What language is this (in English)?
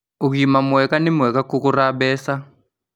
Kikuyu